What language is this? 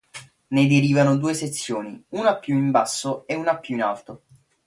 Italian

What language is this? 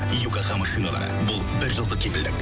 Kazakh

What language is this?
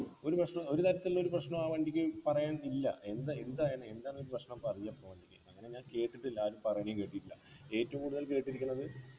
Malayalam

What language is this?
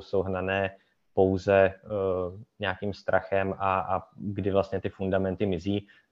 Czech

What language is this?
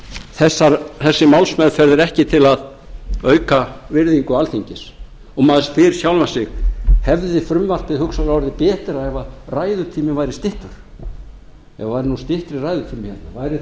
Icelandic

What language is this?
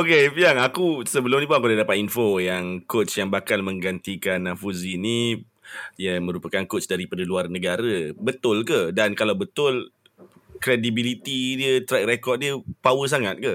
Malay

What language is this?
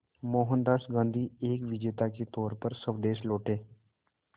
Hindi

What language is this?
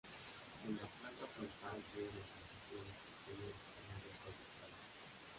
Spanish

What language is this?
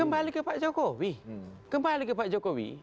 Indonesian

